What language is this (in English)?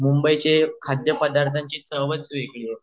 Marathi